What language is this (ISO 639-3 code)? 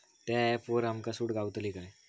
mar